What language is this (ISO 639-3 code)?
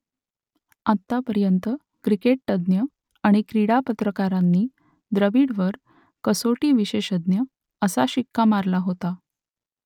mar